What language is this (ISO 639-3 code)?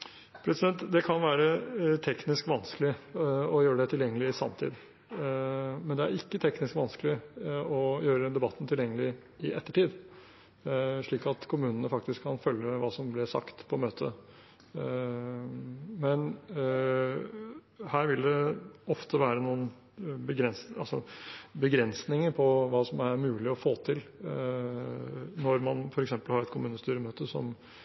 nob